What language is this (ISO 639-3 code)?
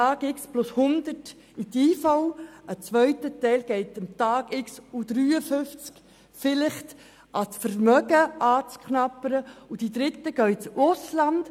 gsw